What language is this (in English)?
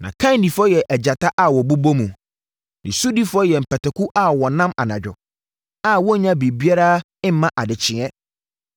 Akan